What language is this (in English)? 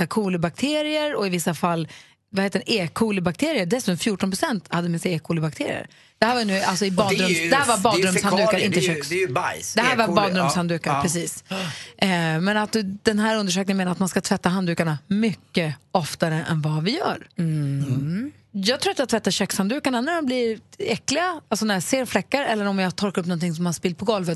Swedish